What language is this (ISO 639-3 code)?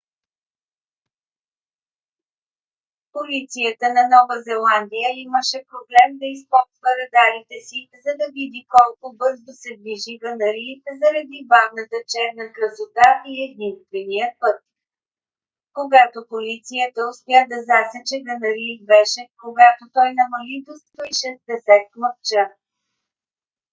bul